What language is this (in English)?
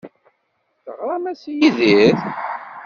Kabyle